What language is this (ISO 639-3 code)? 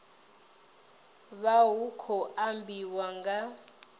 ven